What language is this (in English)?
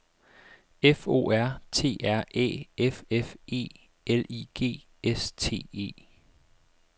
Danish